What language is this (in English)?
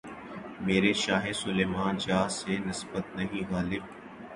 Urdu